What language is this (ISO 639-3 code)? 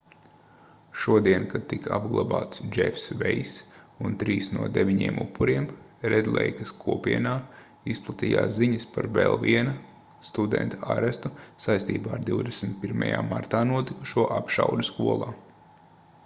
lav